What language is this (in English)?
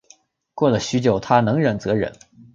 Chinese